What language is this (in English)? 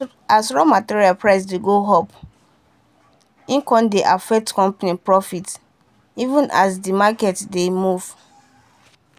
Nigerian Pidgin